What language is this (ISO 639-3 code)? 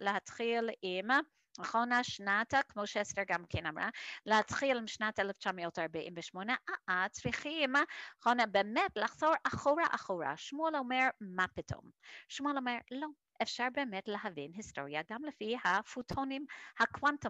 heb